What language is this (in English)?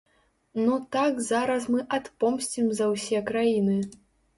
Belarusian